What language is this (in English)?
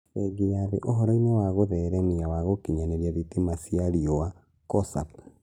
Kikuyu